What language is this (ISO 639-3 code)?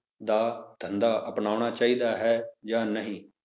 pan